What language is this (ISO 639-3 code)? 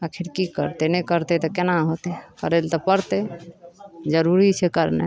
mai